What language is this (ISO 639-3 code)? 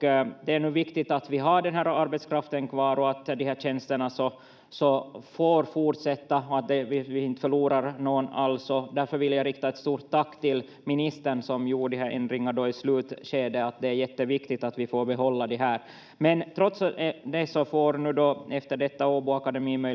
fin